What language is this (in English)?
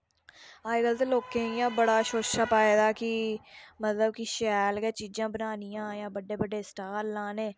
Dogri